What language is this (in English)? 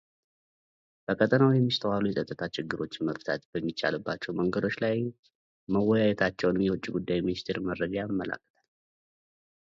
Amharic